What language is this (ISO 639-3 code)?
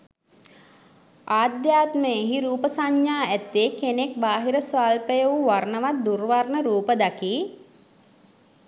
sin